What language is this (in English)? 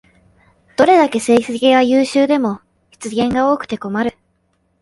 Japanese